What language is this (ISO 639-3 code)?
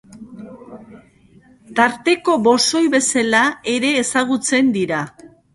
eus